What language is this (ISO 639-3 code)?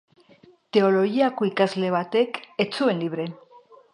eus